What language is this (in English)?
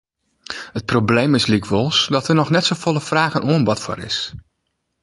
Western Frisian